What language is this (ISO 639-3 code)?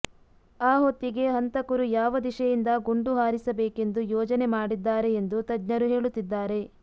kan